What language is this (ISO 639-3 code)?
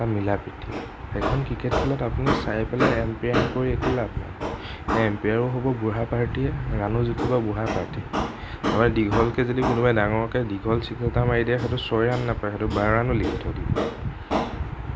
asm